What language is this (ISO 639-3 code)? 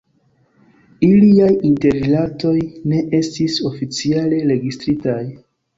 epo